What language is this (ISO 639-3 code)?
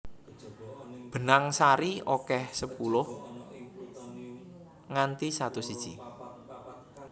jav